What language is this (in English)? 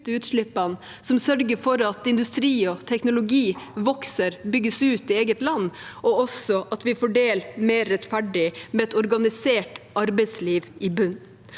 Norwegian